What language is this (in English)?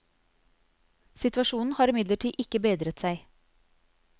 Norwegian